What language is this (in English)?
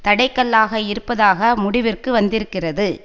Tamil